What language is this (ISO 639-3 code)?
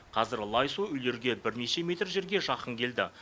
kaz